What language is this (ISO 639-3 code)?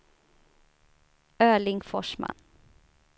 swe